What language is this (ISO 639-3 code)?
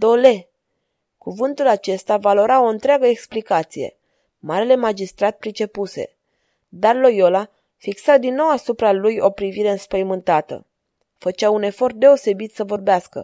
ron